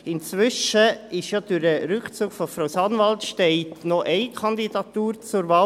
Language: Swiss German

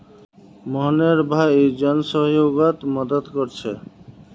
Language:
Magahi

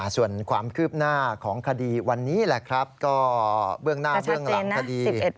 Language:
Thai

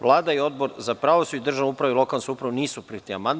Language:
Serbian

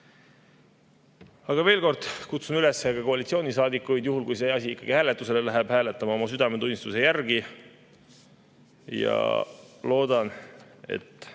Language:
Estonian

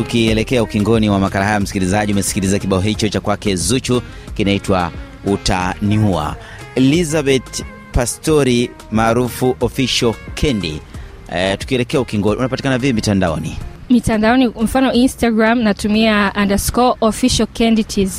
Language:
Swahili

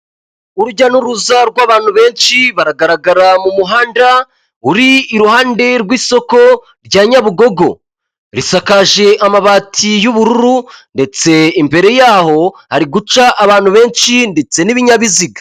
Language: Kinyarwanda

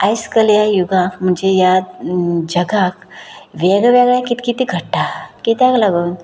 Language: Konkani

